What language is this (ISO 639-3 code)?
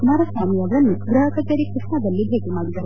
kan